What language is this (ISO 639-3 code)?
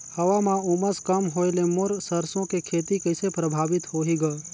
hne